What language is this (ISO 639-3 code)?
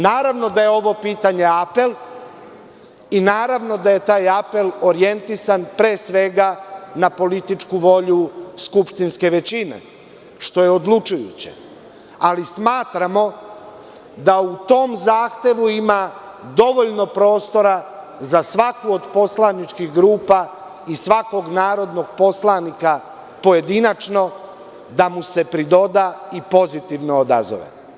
srp